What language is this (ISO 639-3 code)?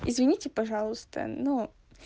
rus